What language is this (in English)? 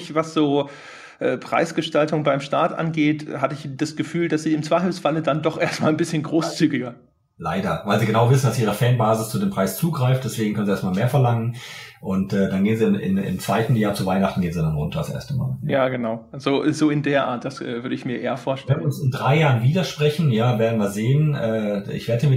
German